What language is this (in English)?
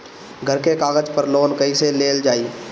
Bhojpuri